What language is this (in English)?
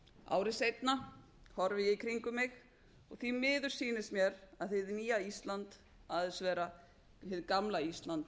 Icelandic